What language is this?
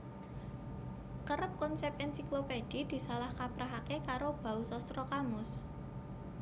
Javanese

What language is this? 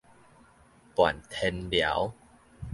Min Nan Chinese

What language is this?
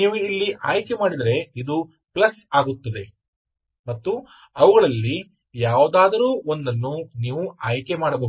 Kannada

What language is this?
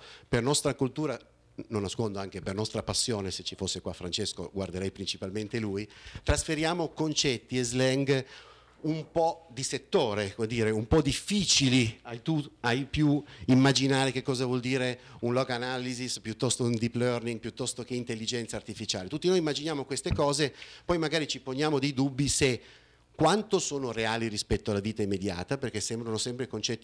Italian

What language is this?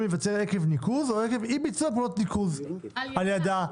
Hebrew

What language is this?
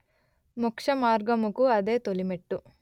Telugu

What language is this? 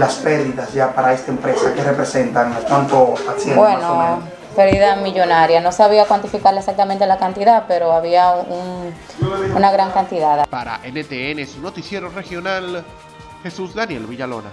Spanish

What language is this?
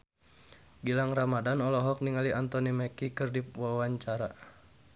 Sundanese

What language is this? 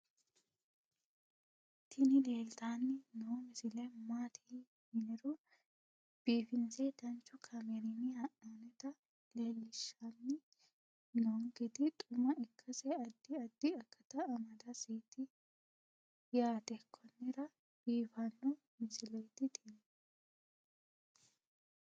Sidamo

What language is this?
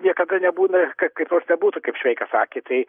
Lithuanian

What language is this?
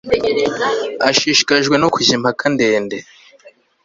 Kinyarwanda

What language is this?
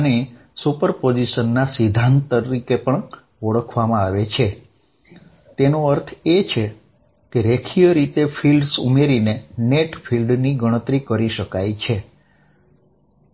Gujarati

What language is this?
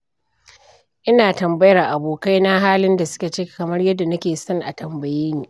Hausa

